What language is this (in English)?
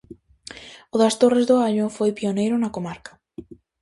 Galician